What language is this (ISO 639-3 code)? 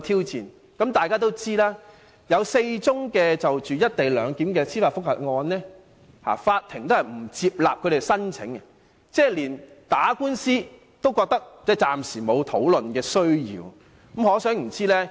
yue